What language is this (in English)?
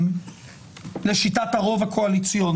Hebrew